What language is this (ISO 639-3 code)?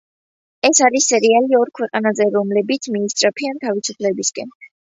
kat